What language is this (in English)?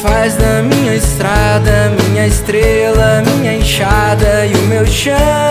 Romanian